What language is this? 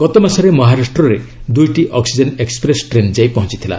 Odia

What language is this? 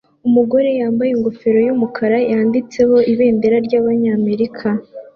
Kinyarwanda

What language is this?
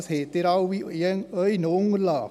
Swiss German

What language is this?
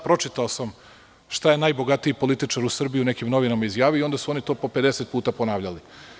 Serbian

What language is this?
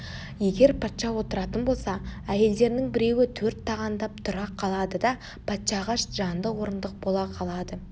Kazakh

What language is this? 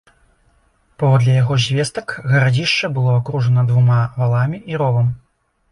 Belarusian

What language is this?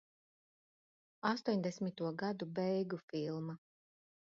Latvian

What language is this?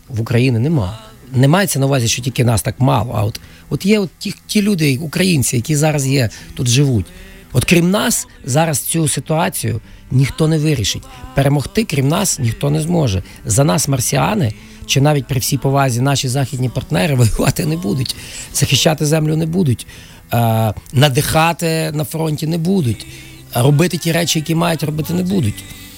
Ukrainian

